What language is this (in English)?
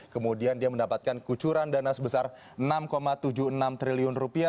Indonesian